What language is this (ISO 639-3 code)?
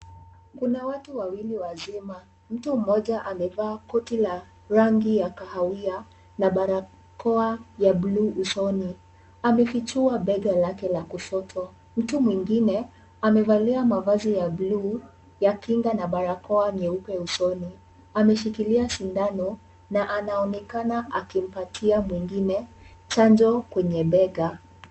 swa